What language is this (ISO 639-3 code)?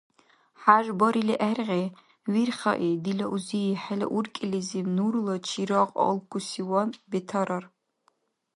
dar